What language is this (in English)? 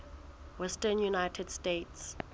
Southern Sotho